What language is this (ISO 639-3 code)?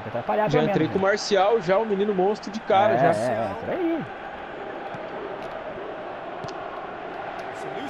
por